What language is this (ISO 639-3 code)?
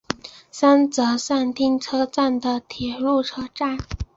zho